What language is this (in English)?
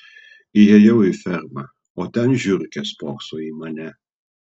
Lithuanian